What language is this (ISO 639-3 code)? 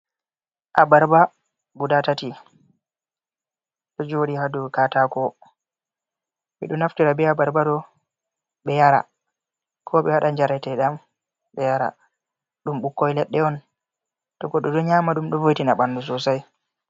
ful